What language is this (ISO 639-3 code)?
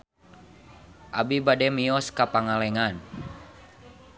sun